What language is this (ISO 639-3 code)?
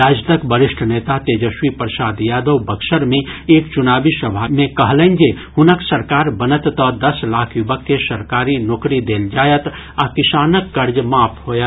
mai